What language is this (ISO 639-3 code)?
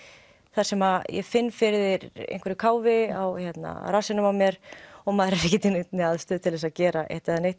isl